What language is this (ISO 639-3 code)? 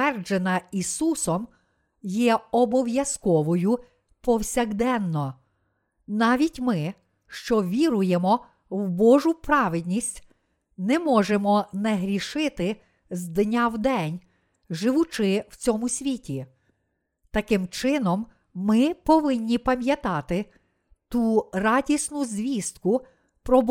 ukr